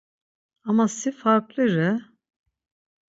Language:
Laz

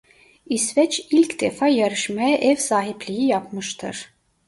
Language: Turkish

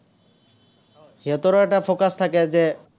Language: Assamese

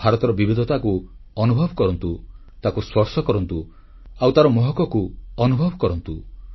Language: Odia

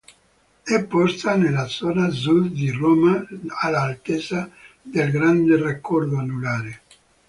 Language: Italian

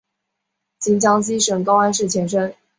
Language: Chinese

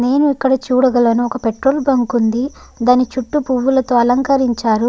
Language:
Telugu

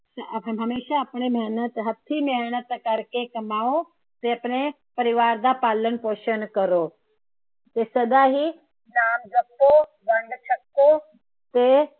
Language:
Punjabi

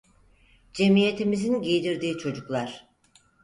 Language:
Turkish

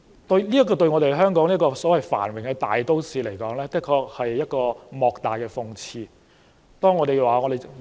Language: Cantonese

